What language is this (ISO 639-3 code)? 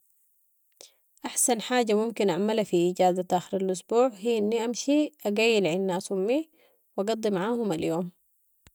apd